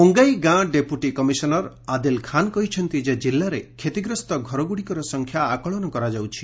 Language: Odia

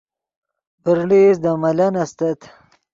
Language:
Yidgha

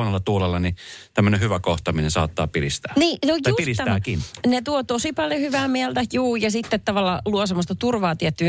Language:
Finnish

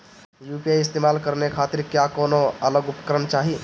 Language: Bhojpuri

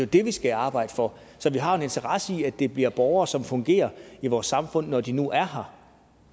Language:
Danish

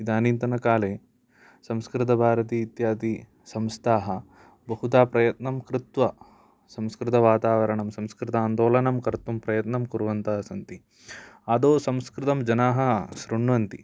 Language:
Sanskrit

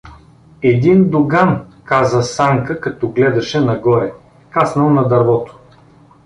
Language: Bulgarian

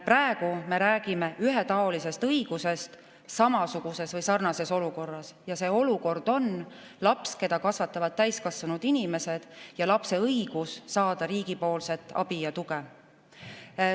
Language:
Estonian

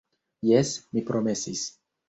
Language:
Esperanto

